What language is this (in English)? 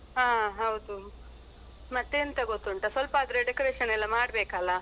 Kannada